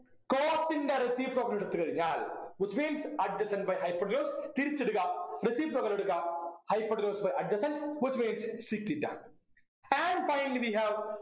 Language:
Malayalam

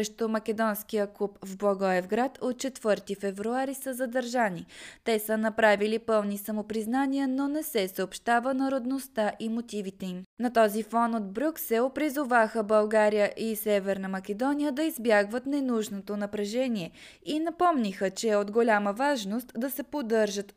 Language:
Bulgarian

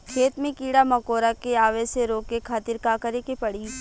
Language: Bhojpuri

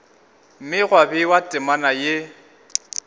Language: Northern Sotho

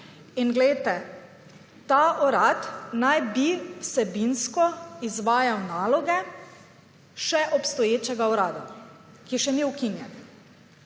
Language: Slovenian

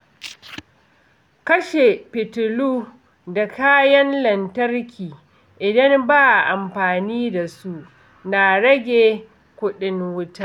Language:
Hausa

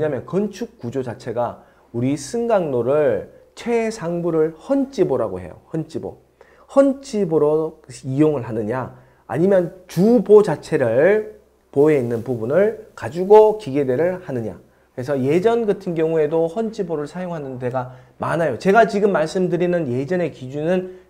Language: Korean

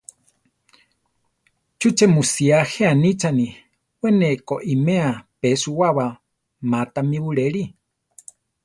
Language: Central Tarahumara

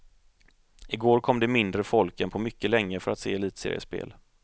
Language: Swedish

